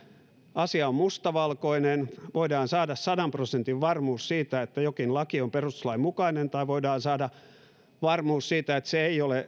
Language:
Finnish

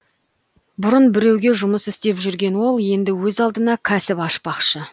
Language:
Kazakh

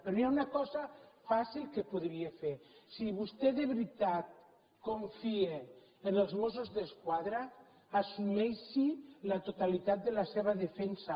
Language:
Catalan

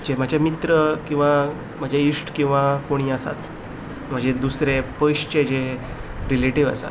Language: Konkani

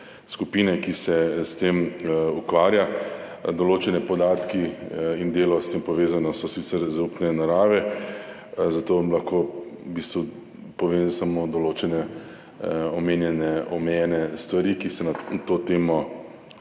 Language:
Slovenian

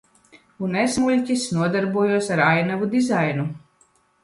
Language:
Latvian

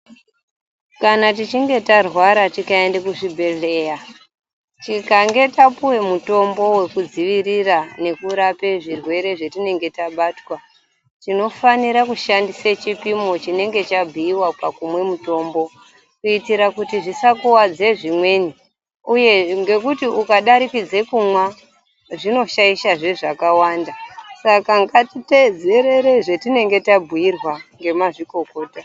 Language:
Ndau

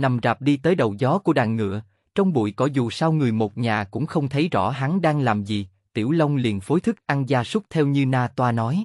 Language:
Vietnamese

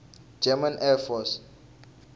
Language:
Tsonga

